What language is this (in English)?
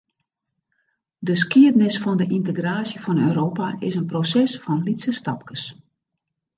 Western Frisian